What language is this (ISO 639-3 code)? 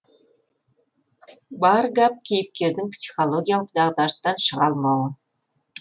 kaz